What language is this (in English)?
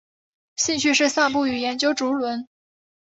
Chinese